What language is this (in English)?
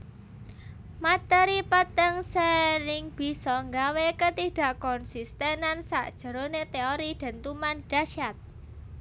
Javanese